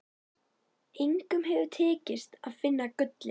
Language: Icelandic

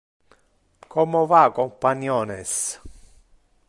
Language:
Interlingua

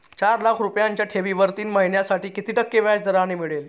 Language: Marathi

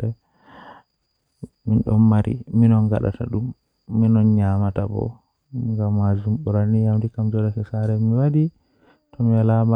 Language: Western Niger Fulfulde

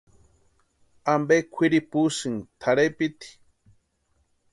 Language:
Western Highland Purepecha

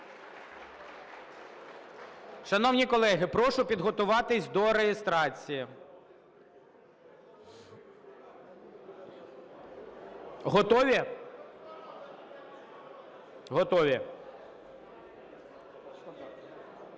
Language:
Ukrainian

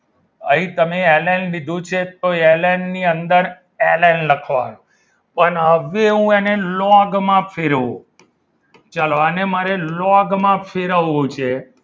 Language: Gujarati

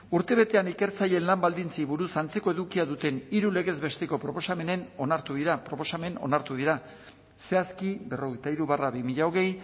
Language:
Basque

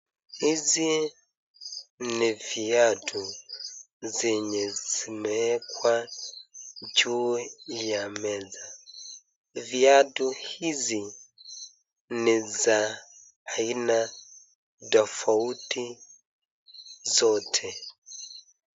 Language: Swahili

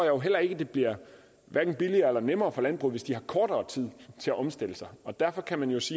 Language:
Danish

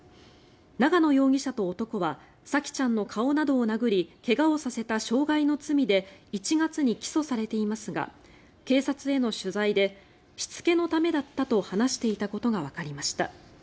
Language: Japanese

